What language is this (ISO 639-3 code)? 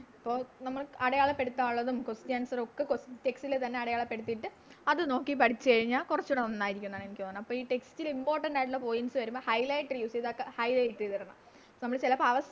mal